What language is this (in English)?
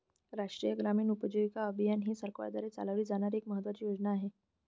Marathi